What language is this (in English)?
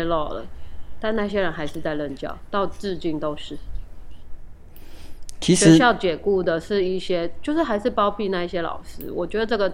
Chinese